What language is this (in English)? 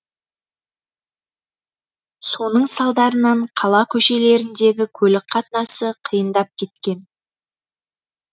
Kazakh